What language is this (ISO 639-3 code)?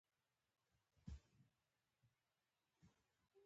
pus